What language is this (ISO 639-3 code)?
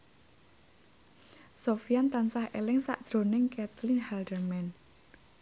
jav